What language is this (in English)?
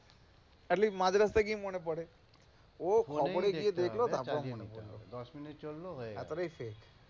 Bangla